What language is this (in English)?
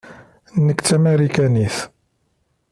Kabyle